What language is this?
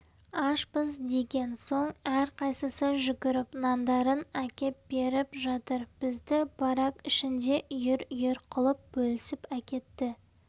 Kazakh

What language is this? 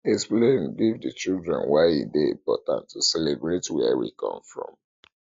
Nigerian Pidgin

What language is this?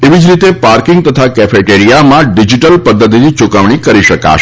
Gujarati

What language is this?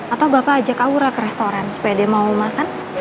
Indonesian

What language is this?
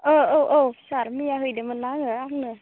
Bodo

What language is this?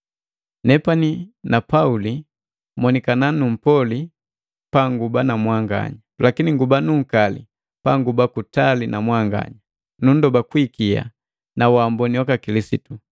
Matengo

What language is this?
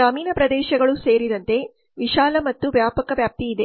Kannada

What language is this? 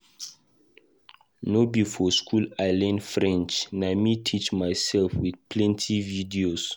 Nigerian Pidgin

